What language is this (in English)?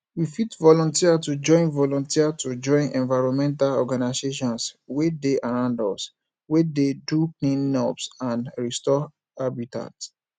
Nigerian Pidgin